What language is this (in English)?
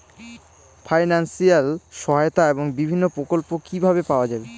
Bangla